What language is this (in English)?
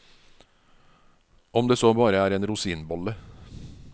Norwegian